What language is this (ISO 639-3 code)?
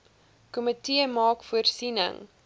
afr